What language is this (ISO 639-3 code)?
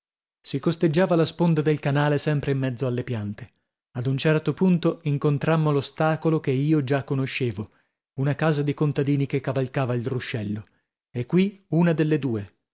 ita